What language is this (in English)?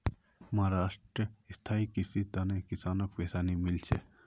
Magahi